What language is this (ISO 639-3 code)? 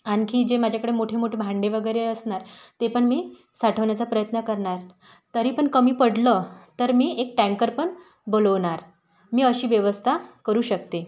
mar